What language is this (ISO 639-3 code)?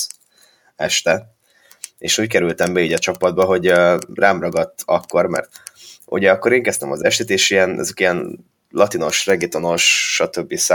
hun